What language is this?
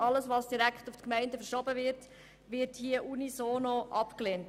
Swiss German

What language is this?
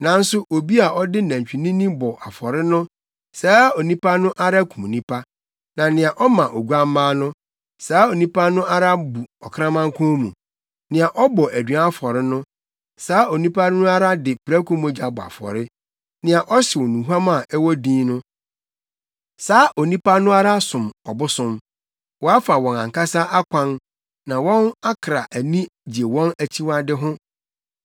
Akan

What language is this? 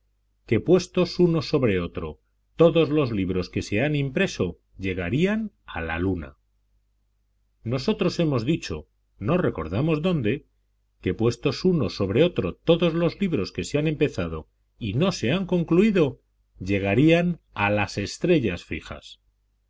Spanish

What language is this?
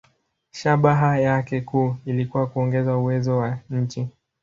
Swahili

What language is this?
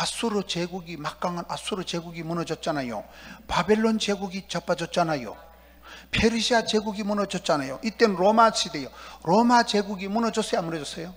Korean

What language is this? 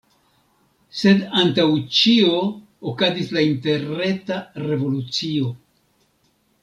Esperanto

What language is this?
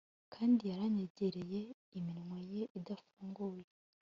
Kinyarwanda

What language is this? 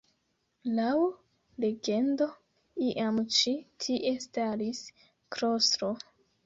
Esperanto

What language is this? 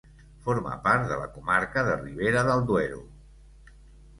Catalan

